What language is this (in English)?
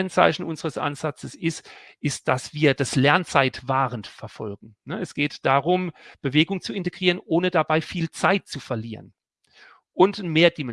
German